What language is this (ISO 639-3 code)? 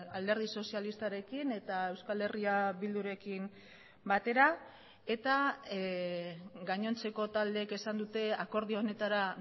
eus